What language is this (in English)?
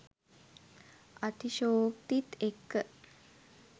Sinhala